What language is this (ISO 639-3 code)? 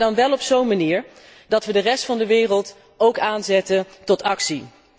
nld